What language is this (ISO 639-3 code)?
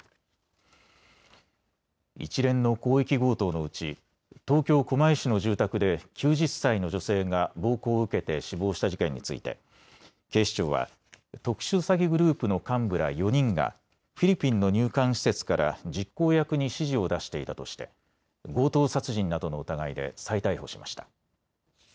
jpn